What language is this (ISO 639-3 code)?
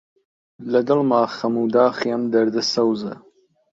ckb